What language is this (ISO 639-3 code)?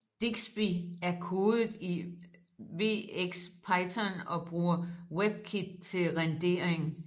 dan